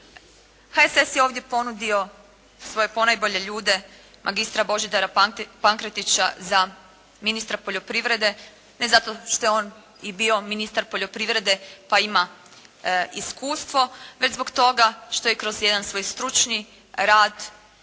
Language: Croatian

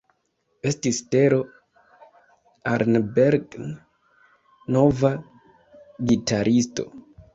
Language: Esperanto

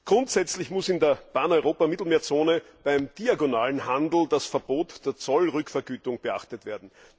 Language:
German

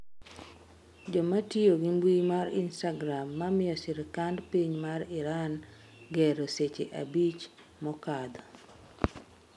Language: Luo (Kenya and Tanzania)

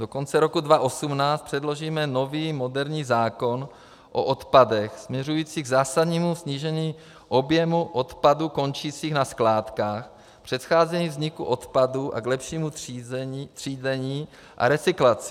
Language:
Czech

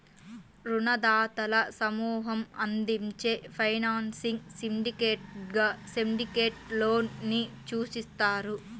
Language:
Telugu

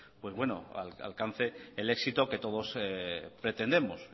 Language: Spanish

